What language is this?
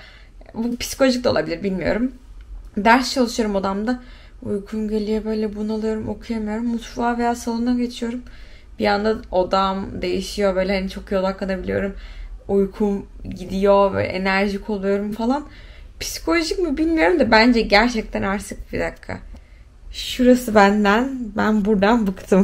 Turkish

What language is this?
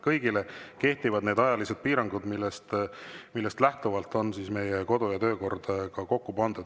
Estonian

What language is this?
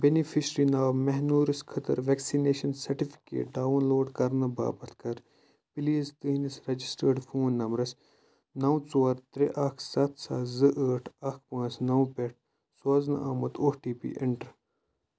Kashmiri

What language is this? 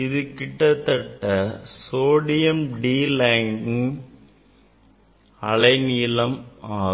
Tamil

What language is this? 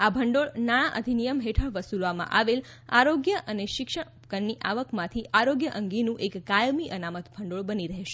Gujarati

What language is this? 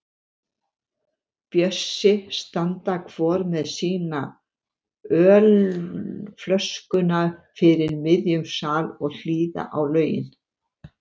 Icelandic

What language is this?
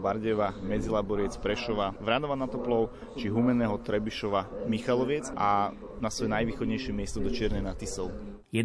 Slovak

